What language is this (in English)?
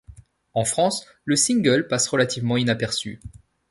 French